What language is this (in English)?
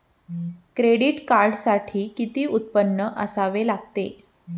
Marathi